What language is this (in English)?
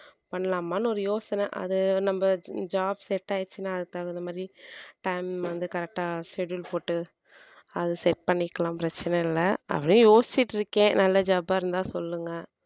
Tamil